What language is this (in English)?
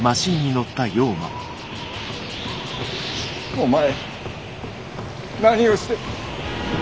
Japanese